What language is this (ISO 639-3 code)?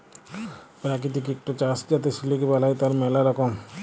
ben